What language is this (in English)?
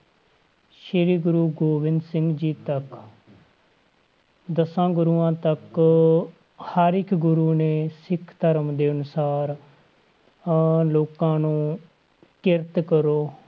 Punjabi